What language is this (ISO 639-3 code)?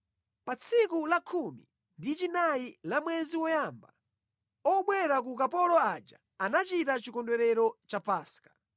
nya